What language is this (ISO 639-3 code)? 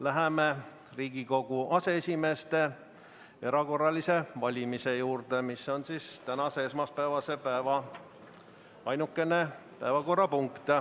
est